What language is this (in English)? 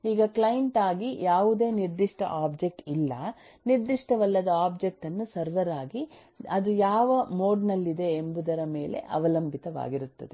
Kannada